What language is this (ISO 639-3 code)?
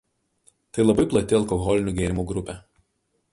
lit